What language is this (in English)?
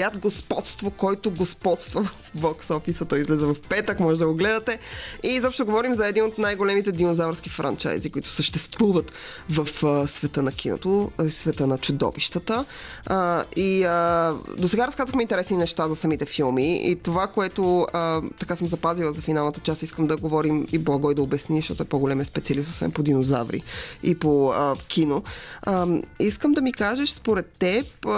Bulgarian